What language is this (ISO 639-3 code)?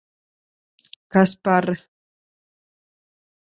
lav